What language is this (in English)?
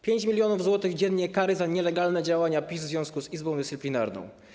Polish